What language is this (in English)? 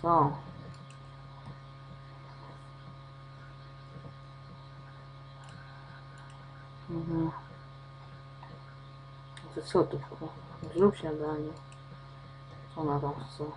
Polish